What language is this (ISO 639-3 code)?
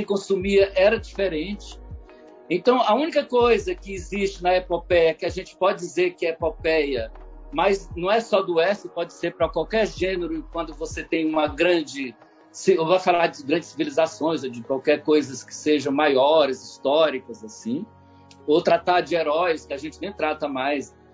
por